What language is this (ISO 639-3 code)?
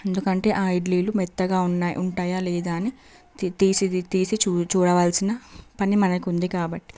tel